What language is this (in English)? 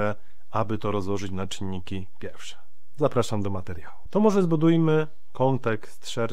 Polish